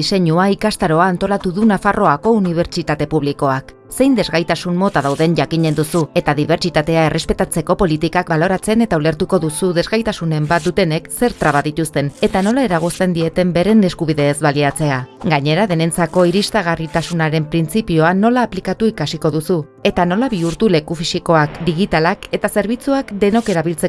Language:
Basque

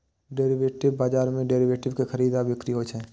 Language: Maithili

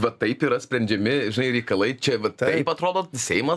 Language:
Lithuanian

